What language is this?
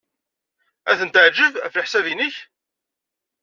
Kabyle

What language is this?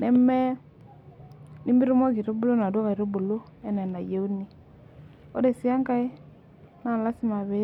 Masai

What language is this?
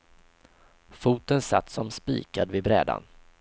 Swedish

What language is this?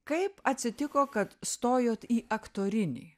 Lithuanian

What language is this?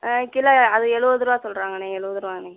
Tamil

